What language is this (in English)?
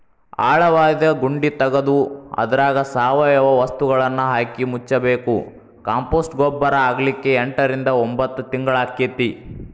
Kannada